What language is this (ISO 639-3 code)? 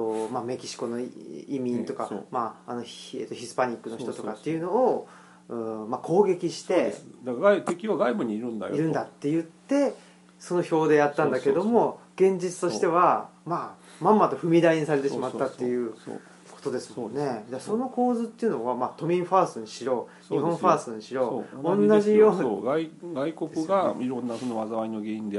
jpn